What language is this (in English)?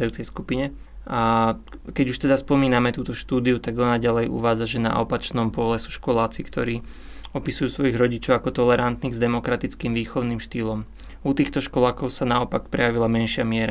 Slovak